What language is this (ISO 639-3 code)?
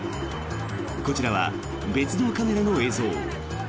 jpn